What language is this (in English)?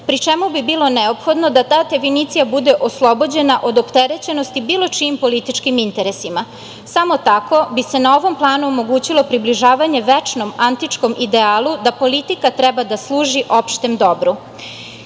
Serbian